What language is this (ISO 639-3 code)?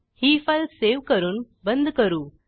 mar